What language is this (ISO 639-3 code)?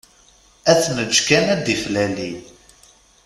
kab